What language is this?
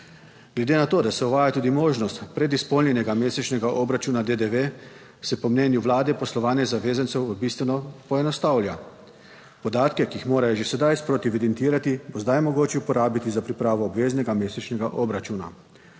Slovenian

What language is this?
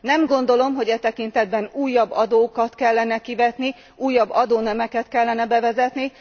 Hungarian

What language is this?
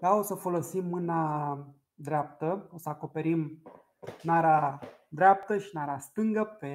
Romanian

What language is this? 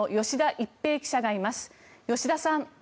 Japanese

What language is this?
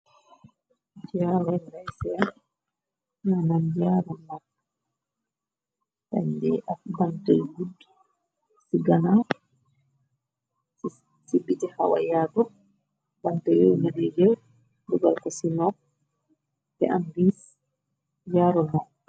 Wolof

